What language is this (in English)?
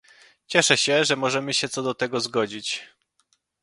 Polish